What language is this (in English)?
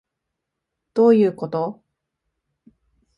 Japanese